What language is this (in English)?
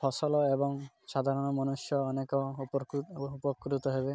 Odia